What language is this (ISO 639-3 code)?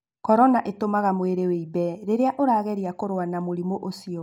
kik